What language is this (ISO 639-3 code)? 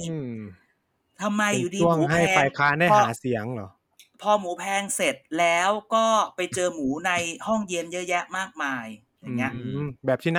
tha